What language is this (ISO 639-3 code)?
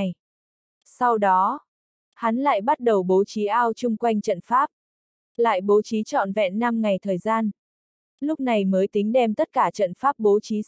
vie